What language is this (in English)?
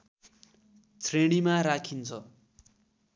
Nepali